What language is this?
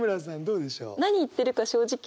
Japanese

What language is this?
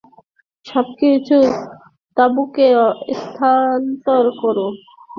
Bangla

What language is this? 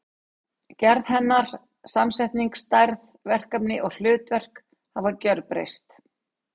Icelandic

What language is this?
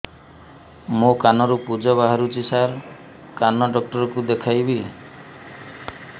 Odia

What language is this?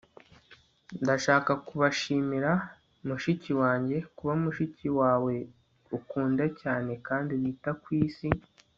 Kinyarwanda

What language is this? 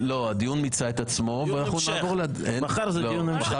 Hebrew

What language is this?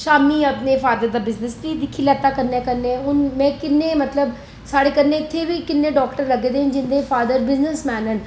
Dogri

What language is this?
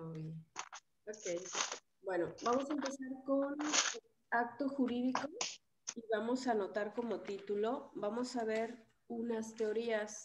Spanish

